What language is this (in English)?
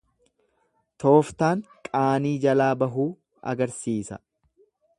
Oromo